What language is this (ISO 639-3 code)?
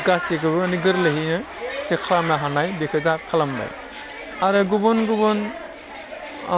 brx